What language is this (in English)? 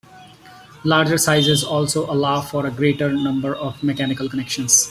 English